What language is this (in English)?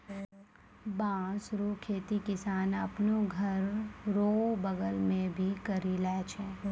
Maithili